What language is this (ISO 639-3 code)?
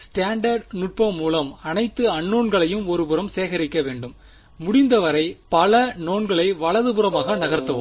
tam